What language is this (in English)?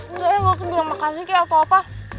Indonesian